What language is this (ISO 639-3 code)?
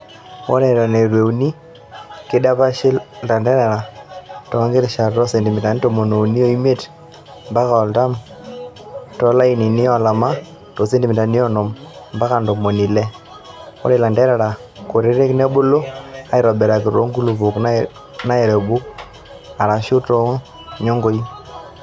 mas